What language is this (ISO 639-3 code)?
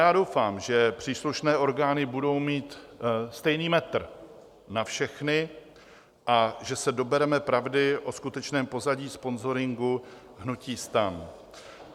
ces